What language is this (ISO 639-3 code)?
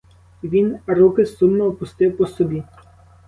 ukr